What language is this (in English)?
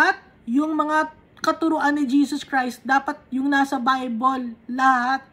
Filipino